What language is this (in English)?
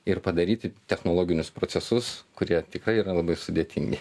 Lithuanian